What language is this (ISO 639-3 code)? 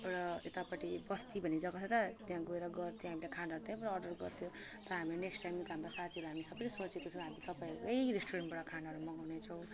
nep